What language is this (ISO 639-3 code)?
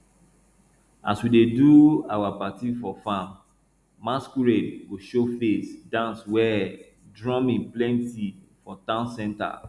pcm